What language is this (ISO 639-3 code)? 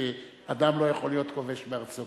heb